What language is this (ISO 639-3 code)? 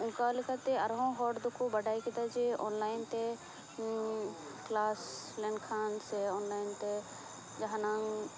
sat